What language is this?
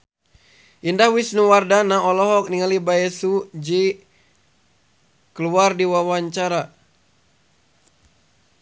Sundanese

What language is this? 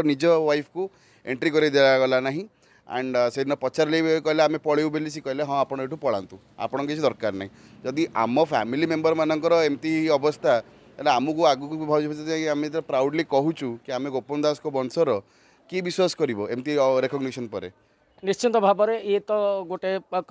Hindi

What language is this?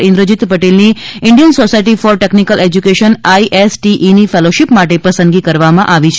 Gujarati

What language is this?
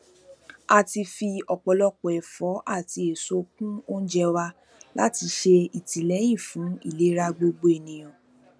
Yoruba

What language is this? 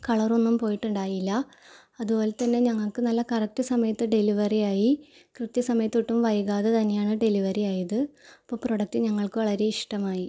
Malayalam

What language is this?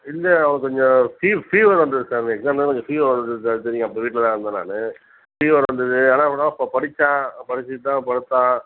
Tamil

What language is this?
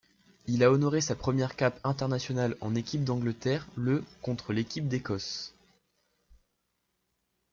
French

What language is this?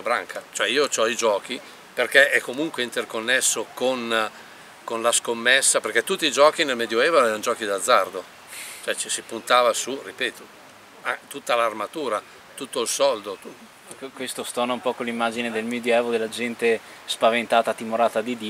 Italian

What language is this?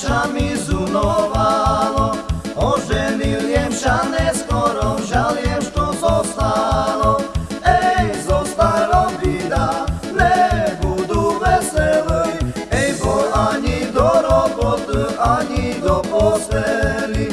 Slovak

